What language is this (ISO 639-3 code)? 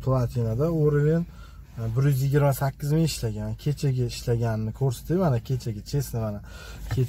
tur